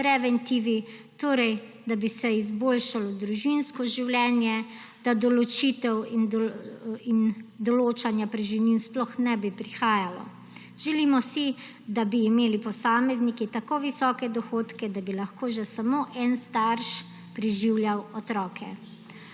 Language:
Slovenian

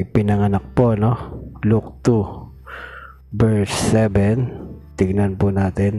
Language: Filipino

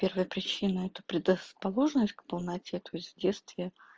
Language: Russian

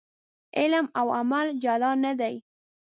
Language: Pashto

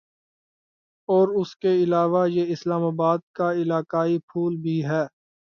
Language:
Urdu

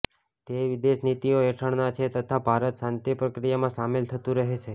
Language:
Gujarati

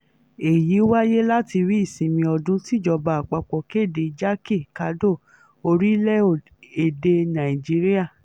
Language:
Yoruba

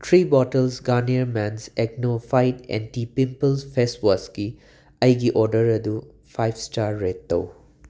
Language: Manipuri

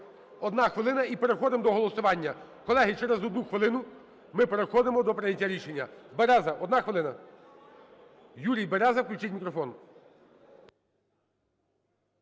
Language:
Ukrainian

